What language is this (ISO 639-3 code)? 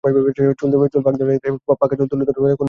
ben